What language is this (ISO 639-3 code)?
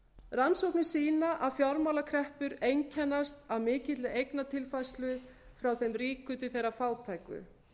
isl